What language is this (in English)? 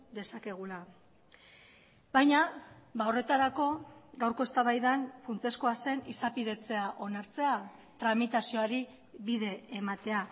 Basque